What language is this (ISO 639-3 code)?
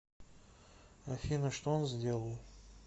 rus